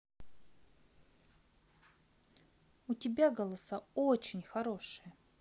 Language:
Russian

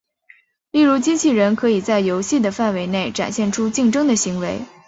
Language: Chinese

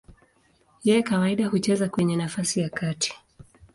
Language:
Swahili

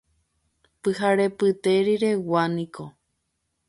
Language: Guarani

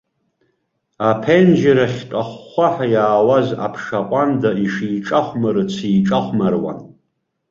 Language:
Abkhazian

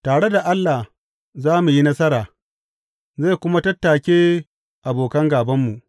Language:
Hausa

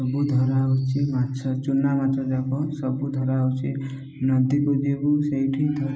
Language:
Odia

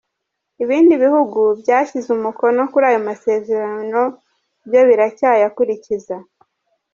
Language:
Kinyarwanda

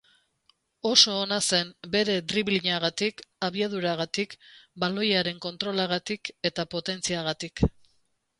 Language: Basque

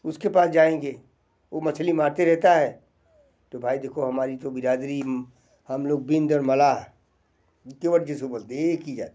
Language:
Hindi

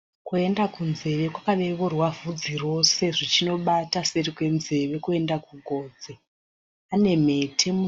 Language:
Shona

